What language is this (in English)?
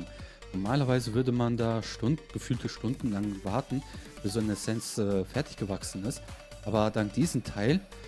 German